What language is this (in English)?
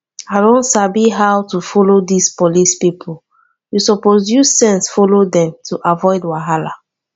Nigerian Pidgin